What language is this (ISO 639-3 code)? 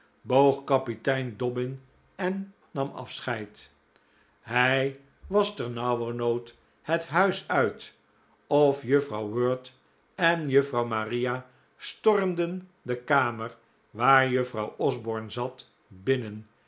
nld